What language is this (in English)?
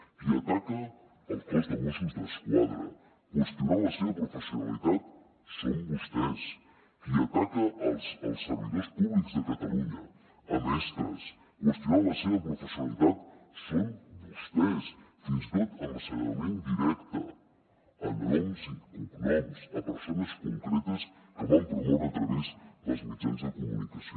Catalan